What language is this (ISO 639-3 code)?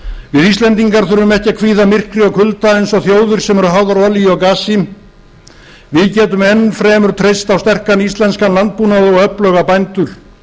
isl